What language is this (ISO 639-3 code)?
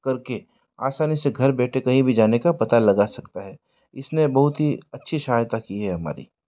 hin